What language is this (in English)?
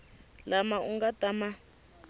Tsonga